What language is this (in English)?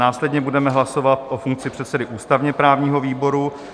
Czech